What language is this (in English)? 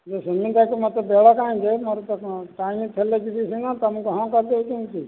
Odia